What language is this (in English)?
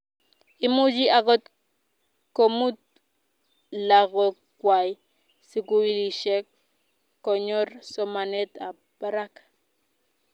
Kalenjin